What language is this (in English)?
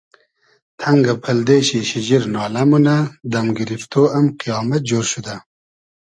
Hazaragi